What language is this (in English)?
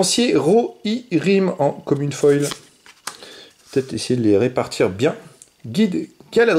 French